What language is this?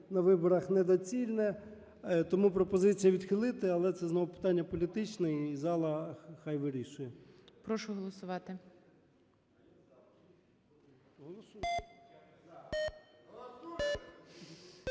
Ukrainian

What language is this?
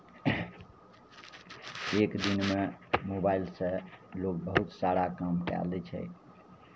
Maithili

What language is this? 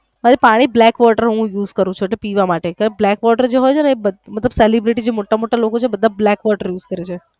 Gujarati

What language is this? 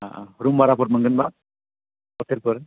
Bodo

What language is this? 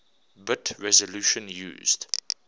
English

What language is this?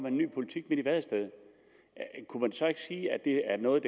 Danish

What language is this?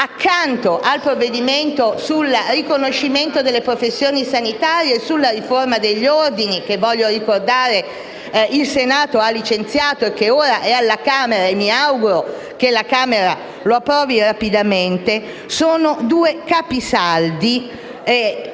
Italian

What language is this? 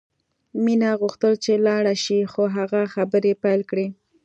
Pashto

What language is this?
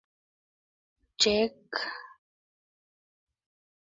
English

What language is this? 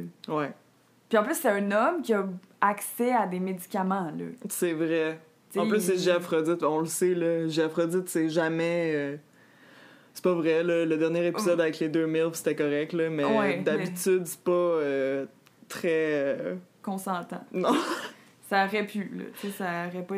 French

